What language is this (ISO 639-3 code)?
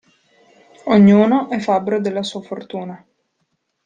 ita